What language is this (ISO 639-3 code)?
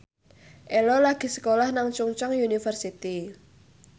jav